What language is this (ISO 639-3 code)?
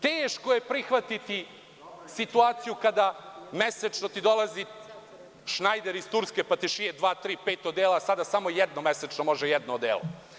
srp